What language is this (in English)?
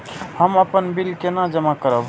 Maithili